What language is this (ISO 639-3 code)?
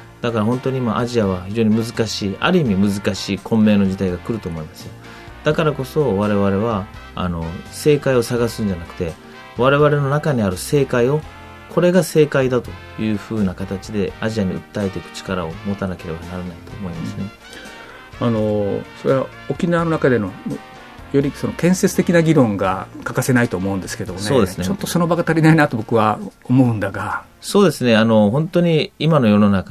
jpn